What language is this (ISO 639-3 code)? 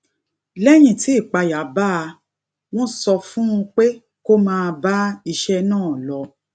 yor